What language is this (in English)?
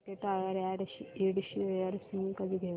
Marathi